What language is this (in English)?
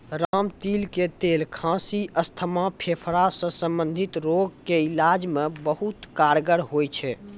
Maithili